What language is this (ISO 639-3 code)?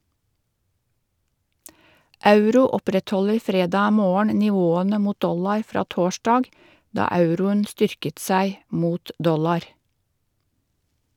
nor